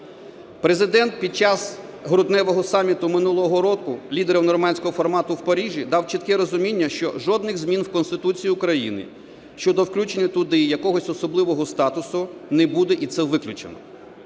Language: Ukrainian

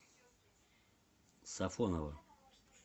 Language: Russian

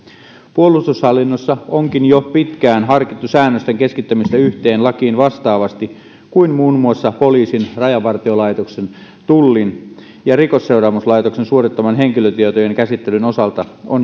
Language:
Finnish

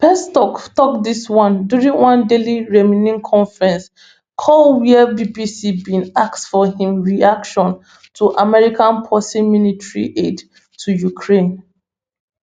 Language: Nigerian Pidgin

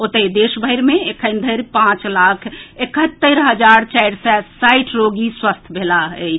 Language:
Maithili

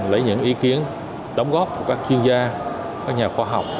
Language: Vietnamese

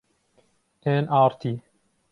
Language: Central Kurdish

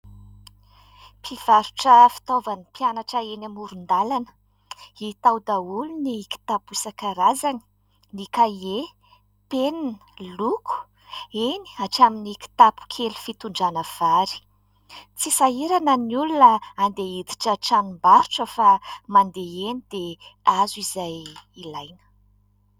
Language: Malagasy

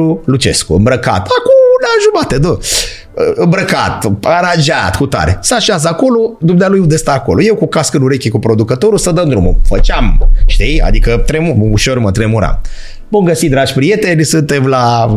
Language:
Romanian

